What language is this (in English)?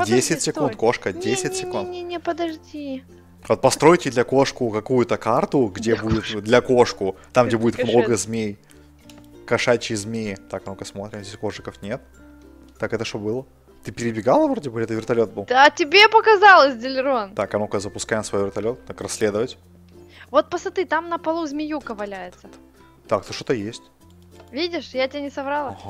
Russian